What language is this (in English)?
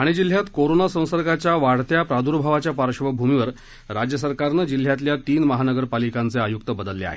Marathi